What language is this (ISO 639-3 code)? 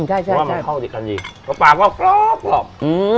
tha